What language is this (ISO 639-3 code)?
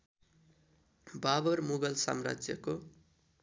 nep